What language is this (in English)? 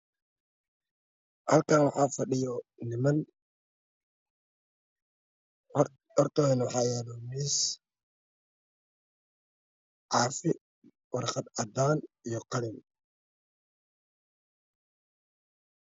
Somali